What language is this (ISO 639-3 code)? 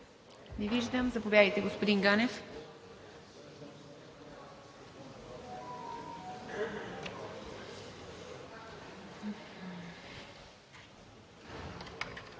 bul